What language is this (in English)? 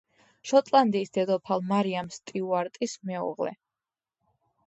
Georgian